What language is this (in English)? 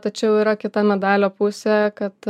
Lithuanian